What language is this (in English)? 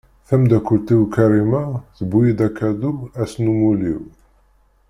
Kabyle